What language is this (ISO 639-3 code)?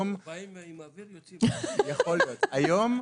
heb